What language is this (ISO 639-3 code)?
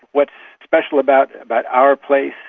eng